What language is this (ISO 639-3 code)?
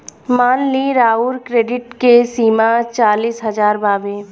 bho